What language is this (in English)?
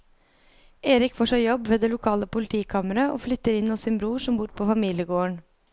Norwegian